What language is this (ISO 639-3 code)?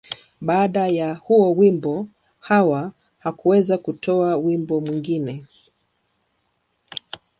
swa